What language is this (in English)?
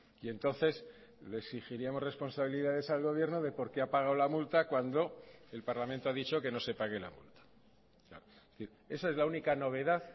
Spanish